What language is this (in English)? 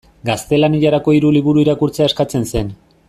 Basque